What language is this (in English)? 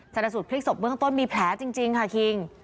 Thai